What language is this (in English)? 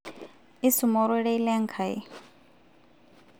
Masai